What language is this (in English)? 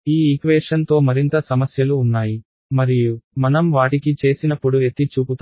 Telugu